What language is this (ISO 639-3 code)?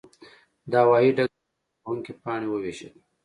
pus